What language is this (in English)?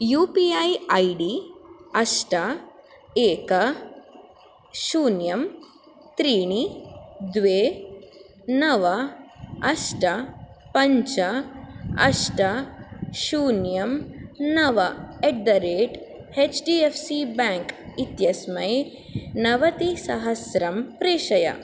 Sanskrit